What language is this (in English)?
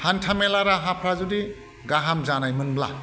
Bodo